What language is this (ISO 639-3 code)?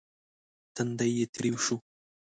pus